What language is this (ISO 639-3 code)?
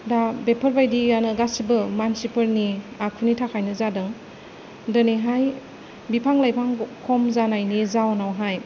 brx